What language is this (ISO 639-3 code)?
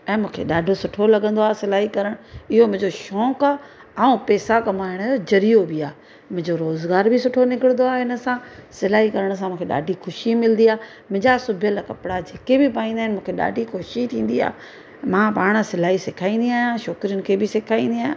snd